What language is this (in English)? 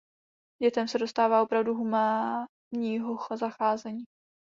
Czech